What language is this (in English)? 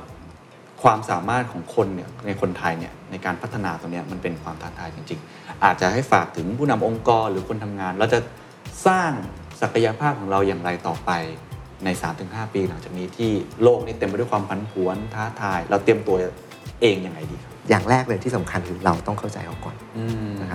Thai